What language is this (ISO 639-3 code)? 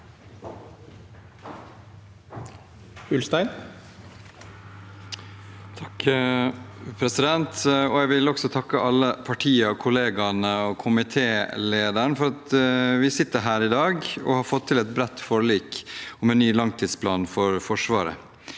nor